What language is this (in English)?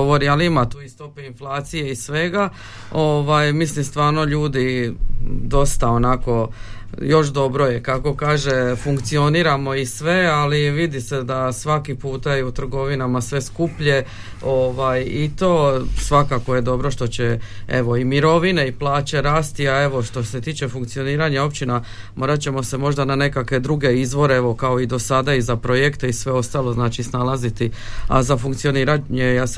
Croatian